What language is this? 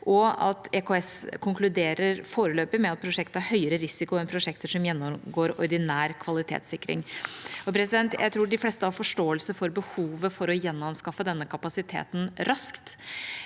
Norwegian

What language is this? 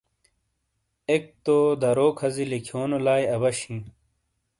Shina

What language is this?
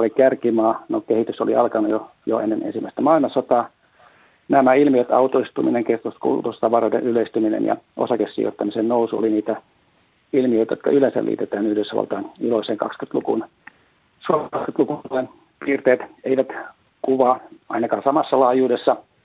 Finnish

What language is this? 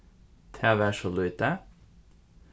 Faroese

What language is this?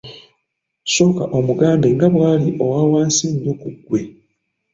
Ganda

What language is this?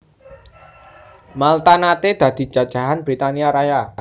Javanese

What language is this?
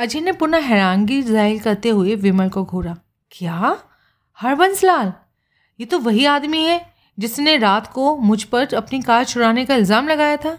Hindi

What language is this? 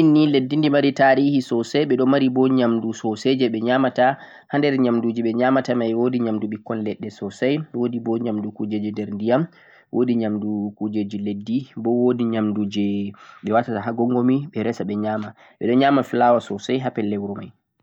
Central-Eastern Niger Fulfulde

